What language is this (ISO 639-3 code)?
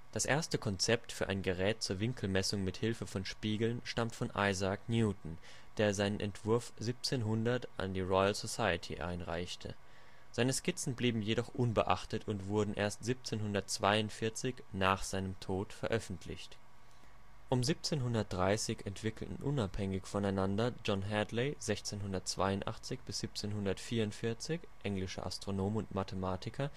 deu